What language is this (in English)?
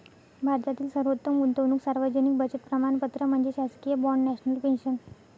Marathi